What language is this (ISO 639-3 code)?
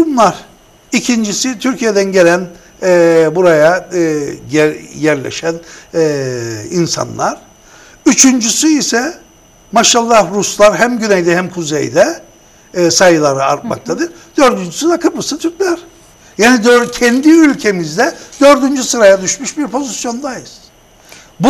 tur